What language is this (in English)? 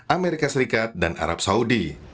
Indonesian